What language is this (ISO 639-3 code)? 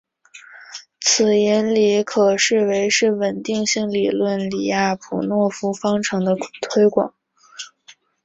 zho